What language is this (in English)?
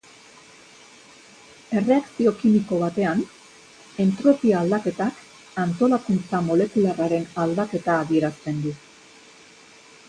Basque